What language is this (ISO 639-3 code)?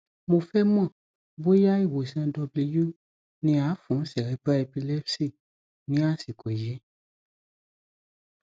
yor